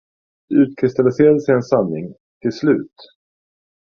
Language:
Swedish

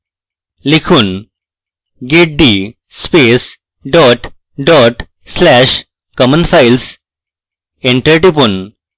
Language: Bangla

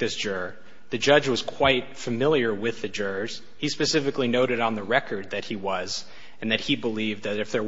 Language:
English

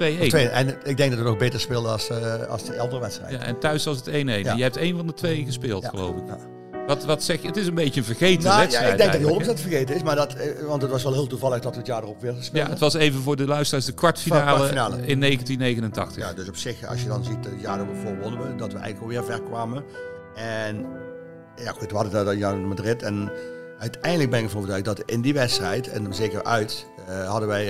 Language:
Dutch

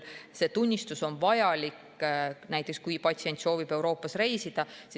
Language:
Estonian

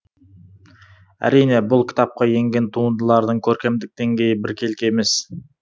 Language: Kazakh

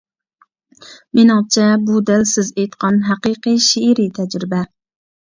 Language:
Uyghur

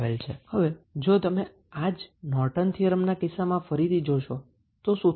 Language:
Gujarati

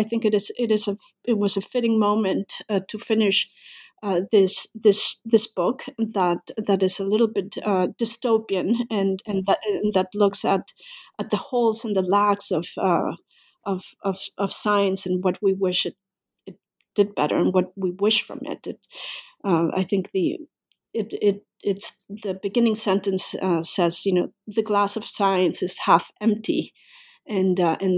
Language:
English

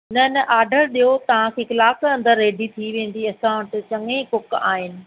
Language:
Sindhi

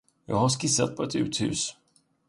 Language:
Swedish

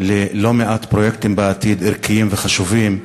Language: Hebrew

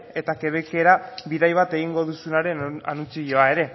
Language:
Basque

